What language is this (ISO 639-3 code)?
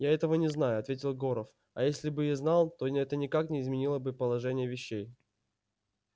rus